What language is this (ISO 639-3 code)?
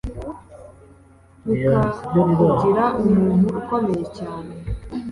kin